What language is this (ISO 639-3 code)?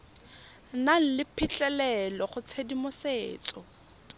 tsn